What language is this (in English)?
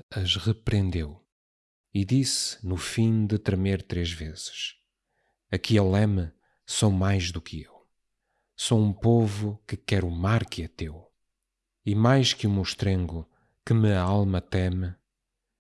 Portuguese